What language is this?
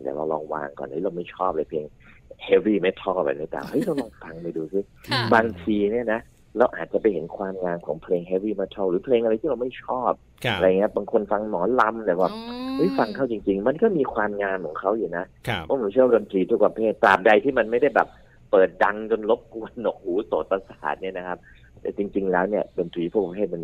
Thai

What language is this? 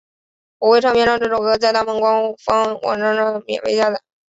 Chinese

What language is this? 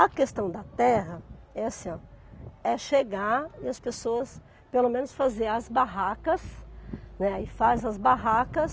Portuguese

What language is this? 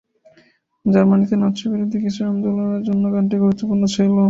Bangla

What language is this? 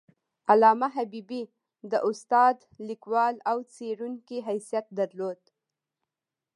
Pashto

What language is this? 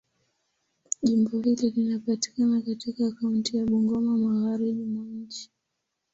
Swahili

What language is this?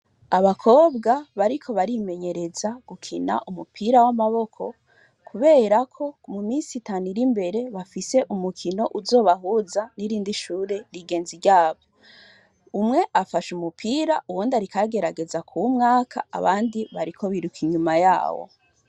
Rundi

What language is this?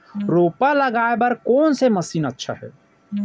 Chhattisgarhi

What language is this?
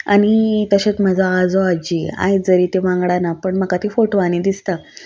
Konkani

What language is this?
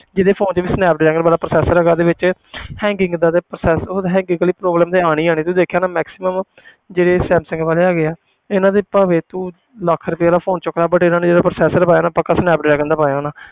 Punjabi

